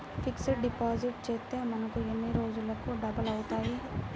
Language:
Telugu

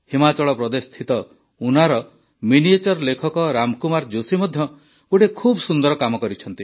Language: Odia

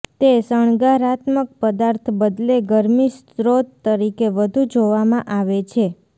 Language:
Gujarati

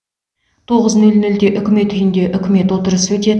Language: Kazakh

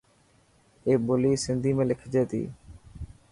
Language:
Dhatki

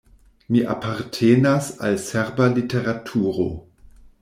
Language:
Esperanto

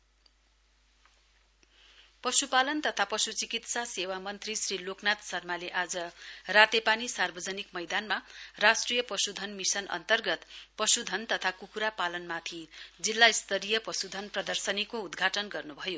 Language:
Nepali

